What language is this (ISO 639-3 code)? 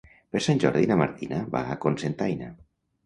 cat